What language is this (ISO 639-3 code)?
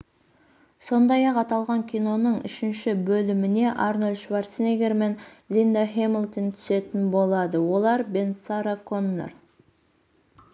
kaz